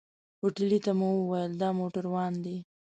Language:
Pashto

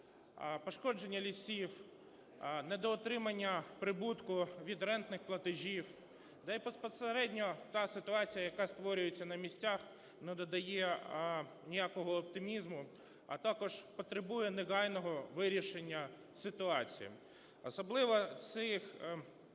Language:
Ukrainian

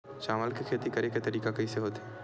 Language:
Chhattisgarhi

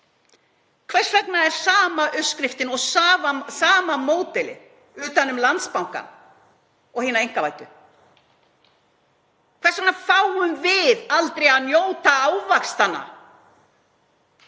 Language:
Icelandic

